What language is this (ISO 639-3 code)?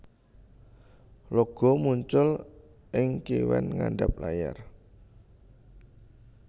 jav